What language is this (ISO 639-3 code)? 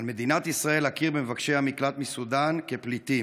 heb